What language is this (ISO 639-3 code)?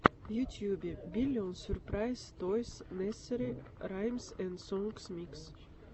rus